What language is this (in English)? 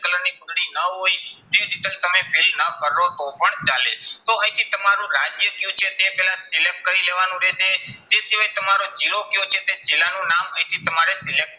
Gujarati